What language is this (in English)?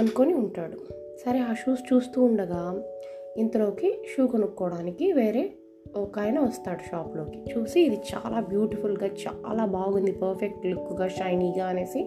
Telugu